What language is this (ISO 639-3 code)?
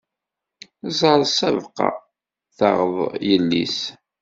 kab